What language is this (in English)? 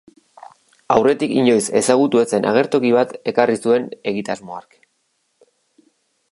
Basque